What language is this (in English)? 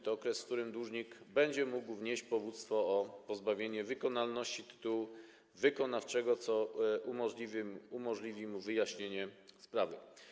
Polish